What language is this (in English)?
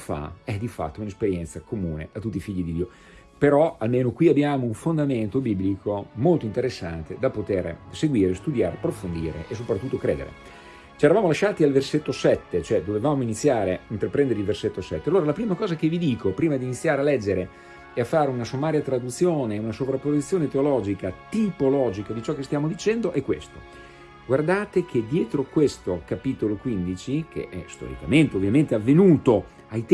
Italian